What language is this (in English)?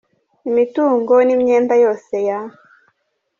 Kinyarwanda